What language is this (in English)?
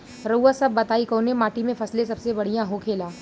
Bhojpuri